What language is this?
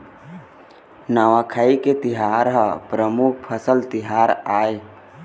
Chhattisgarhi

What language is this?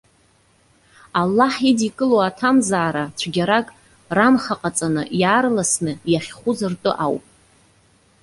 Abkhazian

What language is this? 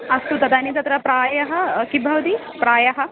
Sanskrit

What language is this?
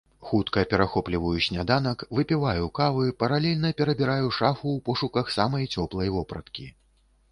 Belarusian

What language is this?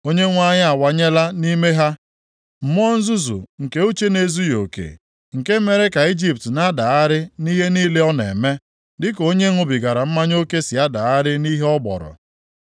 Igbo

